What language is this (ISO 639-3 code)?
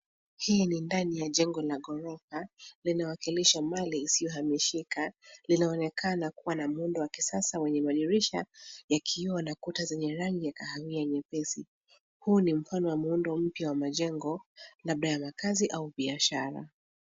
swa